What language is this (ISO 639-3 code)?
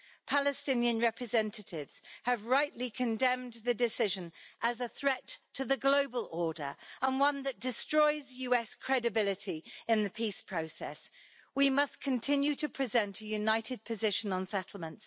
eng